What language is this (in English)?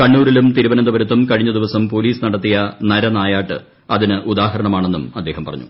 Malayalam